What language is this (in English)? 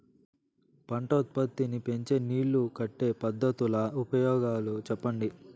Telugu